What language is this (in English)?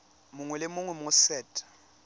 Tswana